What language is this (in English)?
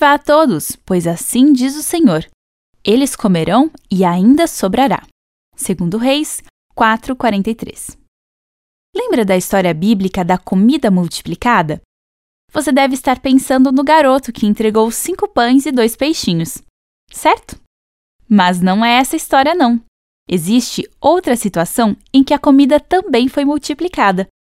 Portuguese